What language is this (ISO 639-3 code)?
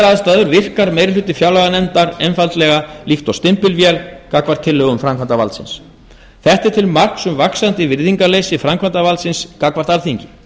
isl